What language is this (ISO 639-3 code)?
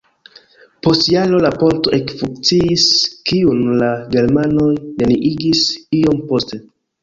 epo